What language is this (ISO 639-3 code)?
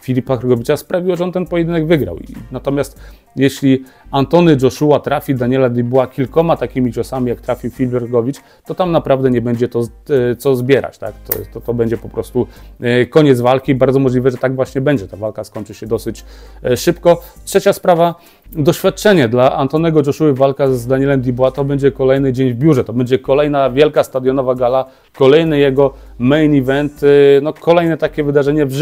pol